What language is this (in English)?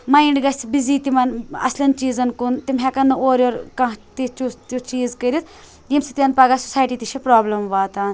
Kashmiri